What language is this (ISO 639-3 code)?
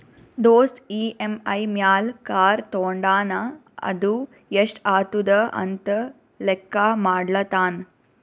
kan